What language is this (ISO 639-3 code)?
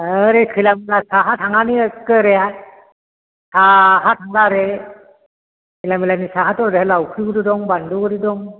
brx